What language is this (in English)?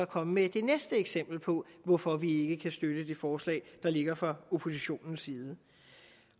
Danish